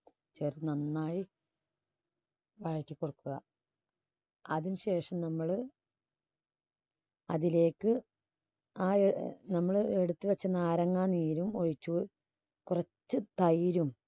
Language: Malayalam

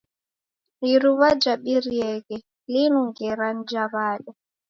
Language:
Taita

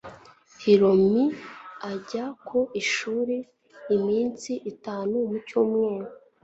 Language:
Kinyarwanda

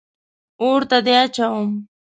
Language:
Pashto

